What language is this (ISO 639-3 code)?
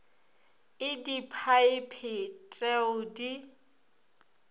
nso